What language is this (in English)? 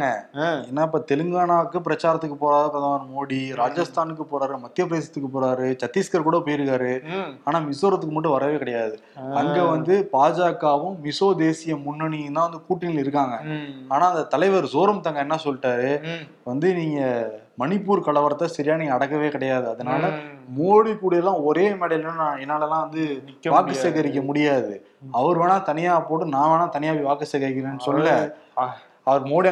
Tamil